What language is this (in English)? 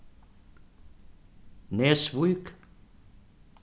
Faroese